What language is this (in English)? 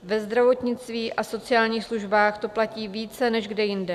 Czech